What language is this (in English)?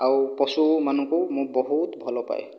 Odia